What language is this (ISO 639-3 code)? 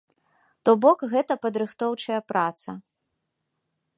bel